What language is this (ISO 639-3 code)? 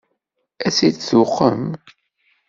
kab